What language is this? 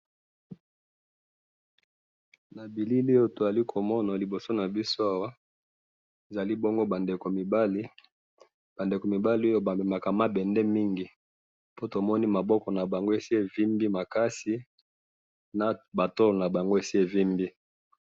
Lingala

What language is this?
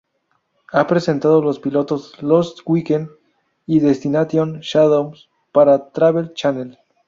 Spanish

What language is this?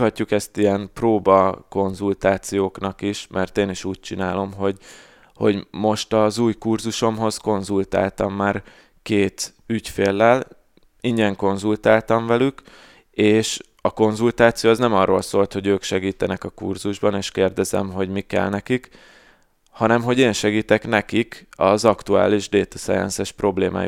Hungarian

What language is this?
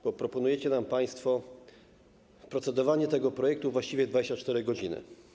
Polish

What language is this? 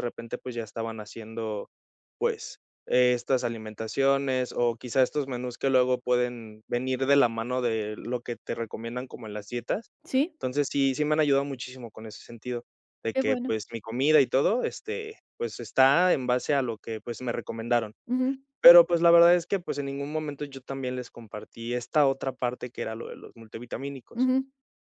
Spanish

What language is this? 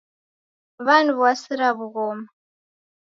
Taita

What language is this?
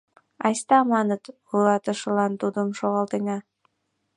Mari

